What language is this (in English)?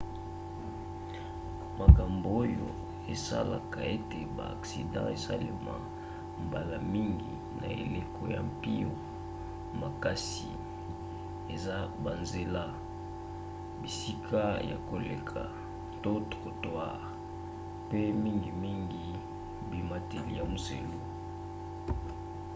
Lingala